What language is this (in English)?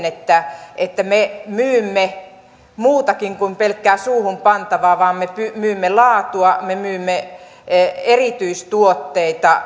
Finnish